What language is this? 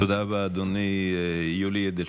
Hebrew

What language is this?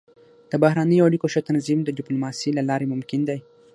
Pashto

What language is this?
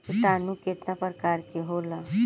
Bhojpuri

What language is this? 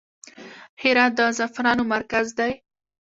Pashto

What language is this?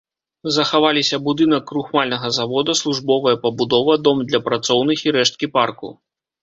Belarusian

